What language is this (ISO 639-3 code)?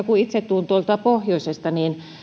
fin